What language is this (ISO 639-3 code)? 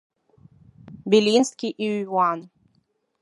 abk